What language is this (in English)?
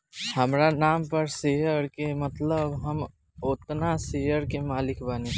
Bhojpuri